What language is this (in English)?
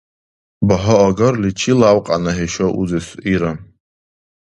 Dargwa